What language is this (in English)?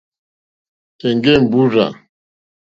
Mokpwe